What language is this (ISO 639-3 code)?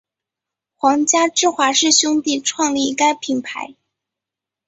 zho